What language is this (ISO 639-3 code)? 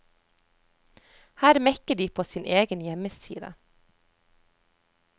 nor